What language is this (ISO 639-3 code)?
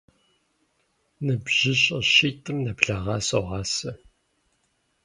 kbd